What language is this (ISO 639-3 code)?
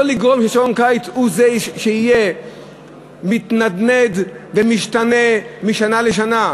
heb